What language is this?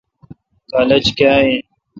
Kalkoti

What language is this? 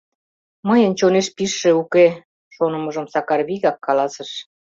Mari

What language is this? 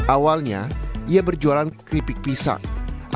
Indonesian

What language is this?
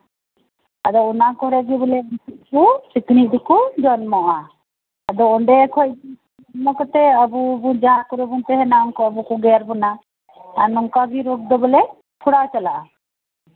Santali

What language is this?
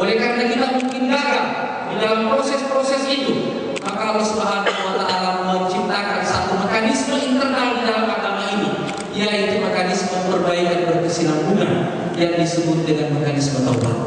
Indonesian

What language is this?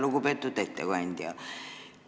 Estonian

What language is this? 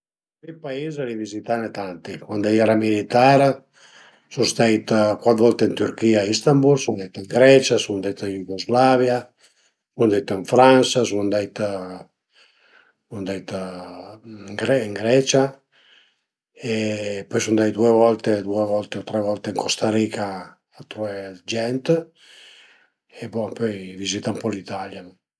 Piedmontese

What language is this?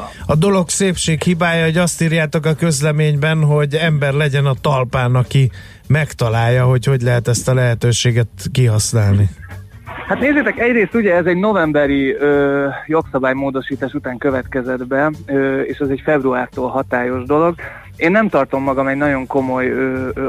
Hungarian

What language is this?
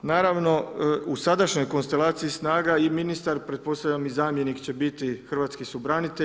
Croatian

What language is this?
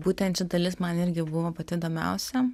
Lithuanian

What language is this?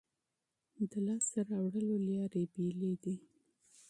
Pashto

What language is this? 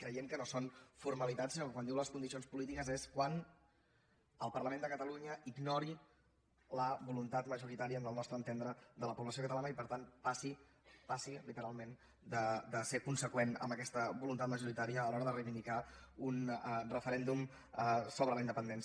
Catalan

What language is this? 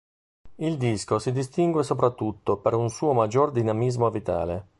Italian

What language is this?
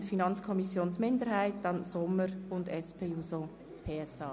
Swiss German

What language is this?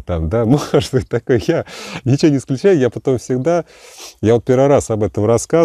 Russian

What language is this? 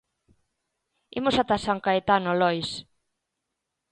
Galician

